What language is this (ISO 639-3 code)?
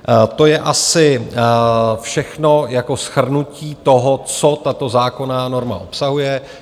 ces